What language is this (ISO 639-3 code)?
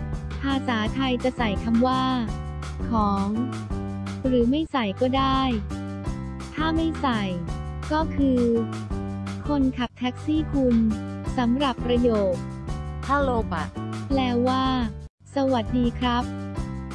tha